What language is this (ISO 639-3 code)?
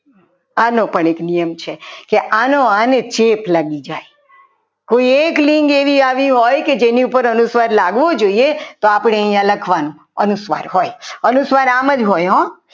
guj